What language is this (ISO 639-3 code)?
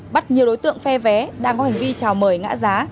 vie